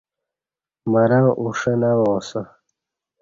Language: Kati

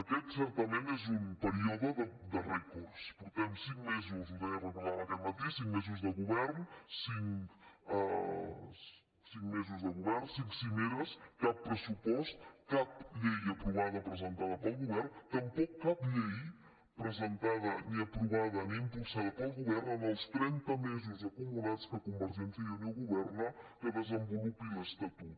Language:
Catalan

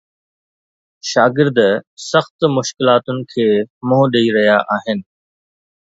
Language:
Sindhi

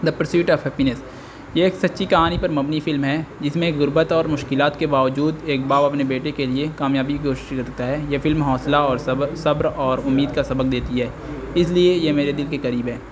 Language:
Urdu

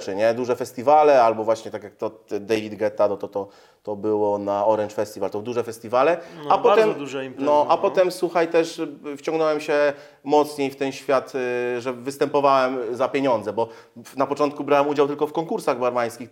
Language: Polish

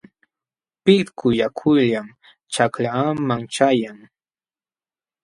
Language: Jauja Wanca Quechua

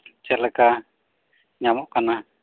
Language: Santali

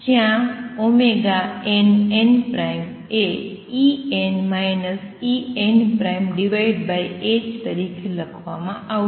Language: Gujarati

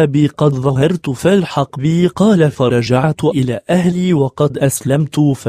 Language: Arabic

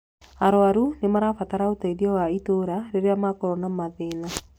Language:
Kikuyu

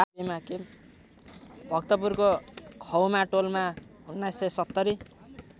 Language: Nepali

